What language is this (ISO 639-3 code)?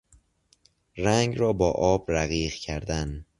fas